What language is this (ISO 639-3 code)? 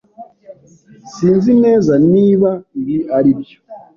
kin